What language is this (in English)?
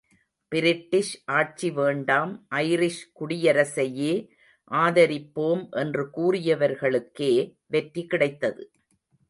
Tamil